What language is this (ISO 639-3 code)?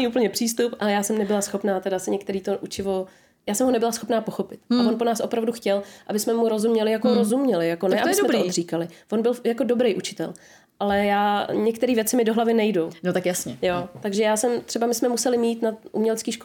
ces